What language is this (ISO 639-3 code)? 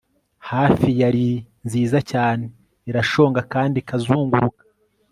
kin